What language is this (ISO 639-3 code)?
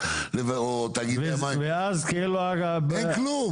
heb